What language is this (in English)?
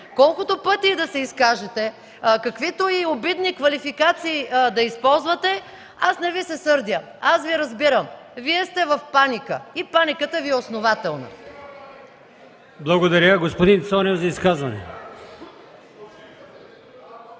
Bulgarian